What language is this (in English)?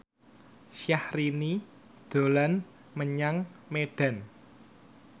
Javanese